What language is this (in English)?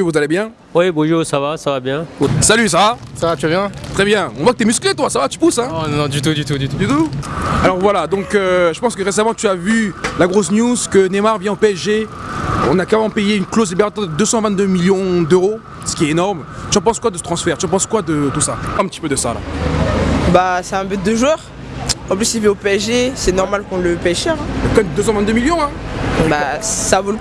French